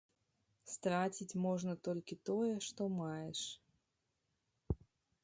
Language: Belarusian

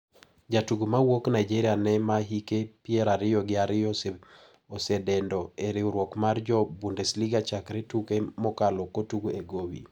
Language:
Luo (Kenya and Tanzania)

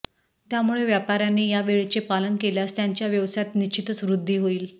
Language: Marathi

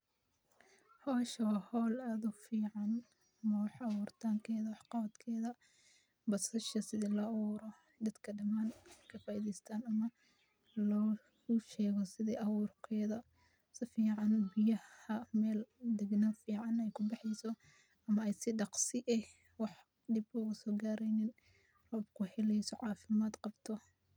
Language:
Somali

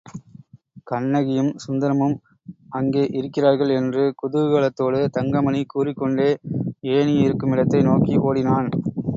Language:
Tamil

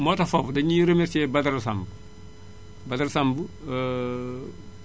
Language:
Wolof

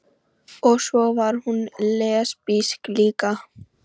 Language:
Icelandic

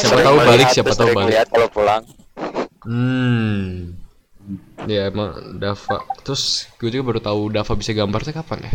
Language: Indonesian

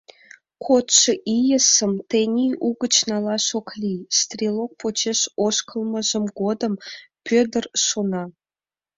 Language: Mari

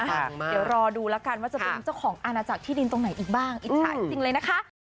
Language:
Thai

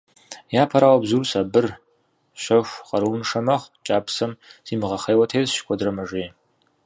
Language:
Kabardian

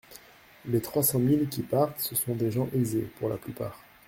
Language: French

